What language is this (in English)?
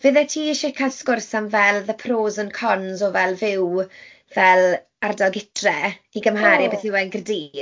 Welsh